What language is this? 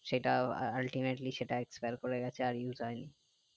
Bangla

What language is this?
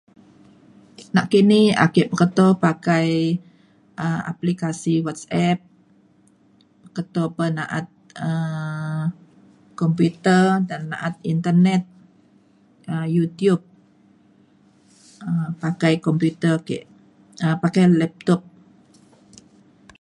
Mainstream Kenyah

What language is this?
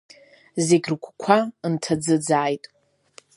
Abkhazian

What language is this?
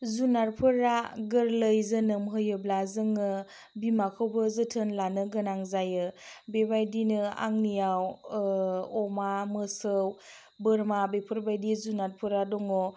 Bodo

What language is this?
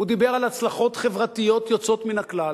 Hebrew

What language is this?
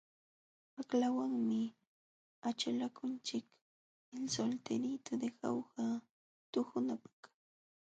Jauja Wanca Quechua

